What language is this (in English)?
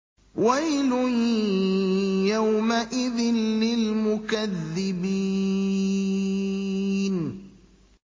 Arabic